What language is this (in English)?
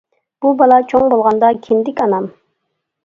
Uyghur